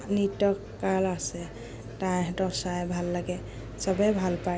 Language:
Assamese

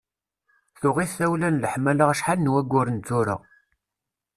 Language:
Kabyle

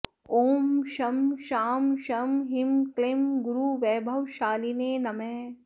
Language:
Sanskrit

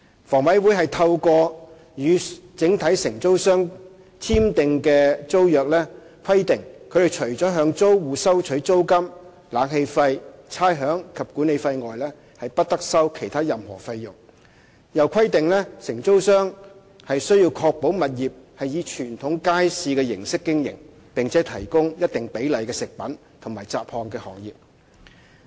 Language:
Cantonese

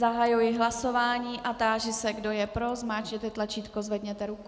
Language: Czech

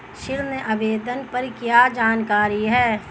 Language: Hindi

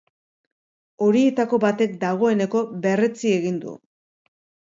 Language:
Basque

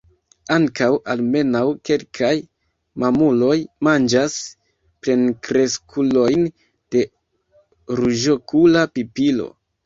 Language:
Esperanto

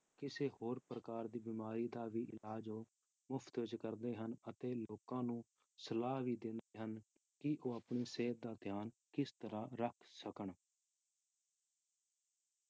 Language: Punjabi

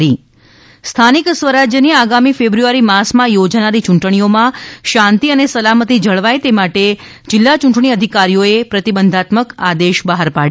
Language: Gujarati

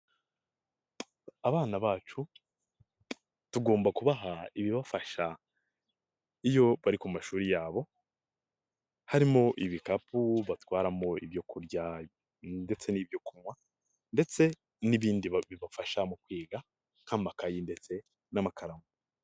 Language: Kinyarwanda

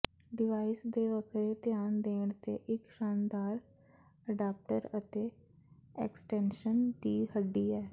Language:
Punjabi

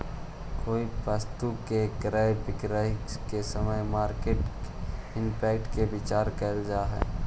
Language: Magahi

